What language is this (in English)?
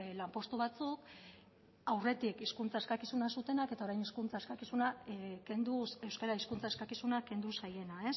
Basque